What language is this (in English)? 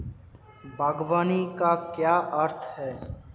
Hindi